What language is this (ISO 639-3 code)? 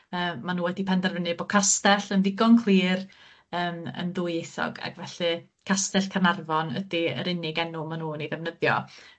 cym